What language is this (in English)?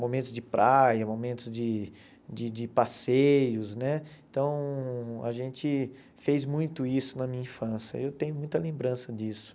Portuguese